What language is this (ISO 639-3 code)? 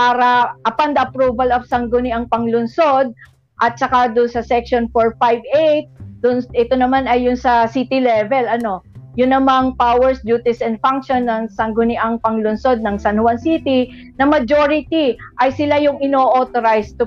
fil